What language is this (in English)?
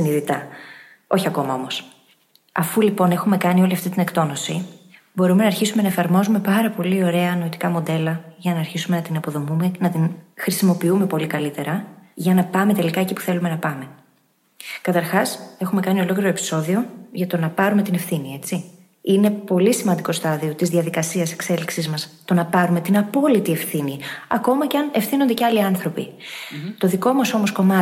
Greek